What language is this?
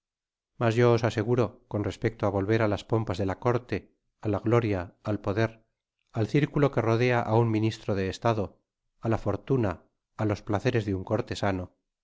Spanish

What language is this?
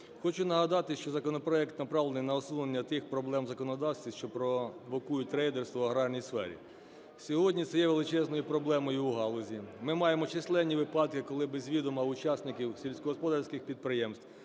Ukrainian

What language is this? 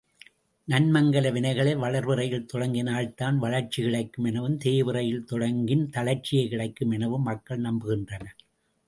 Tamil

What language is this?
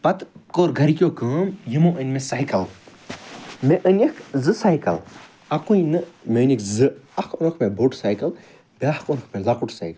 Kashmiri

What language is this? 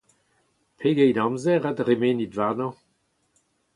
Breton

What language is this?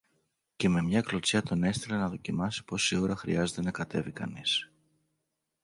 Greek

